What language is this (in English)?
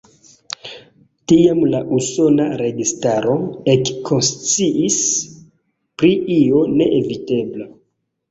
Esperanto